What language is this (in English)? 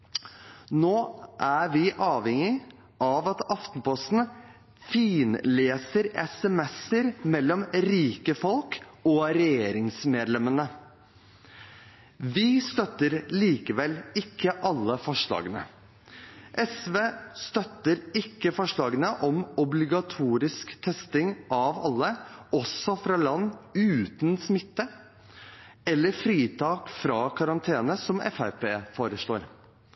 Norwegian Bokmål